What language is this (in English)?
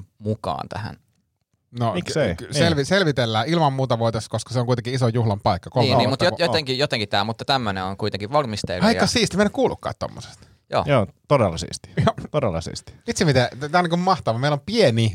Finnish